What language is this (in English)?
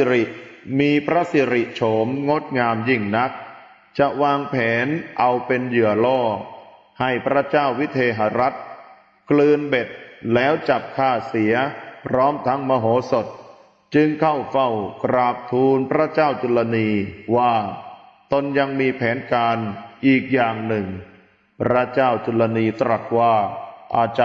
Thai